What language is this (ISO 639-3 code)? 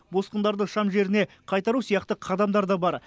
kaz